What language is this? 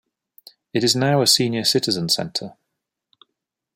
English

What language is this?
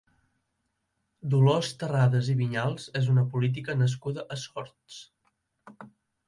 Catalan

